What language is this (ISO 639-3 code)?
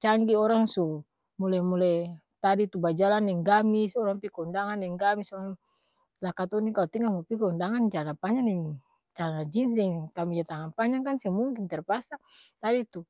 abs